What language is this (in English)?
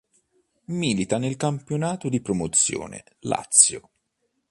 Italian